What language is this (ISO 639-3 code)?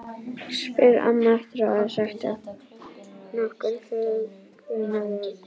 isl